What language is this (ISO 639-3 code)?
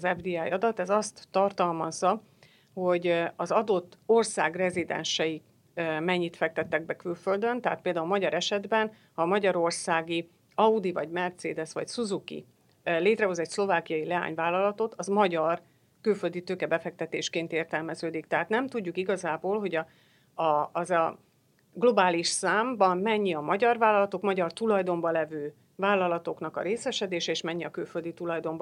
hun